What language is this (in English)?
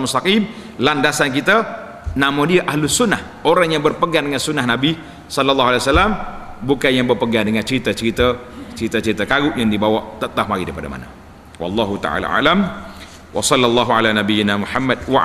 Malay